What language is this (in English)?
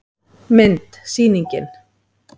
Icelandic